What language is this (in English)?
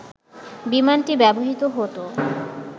Bangla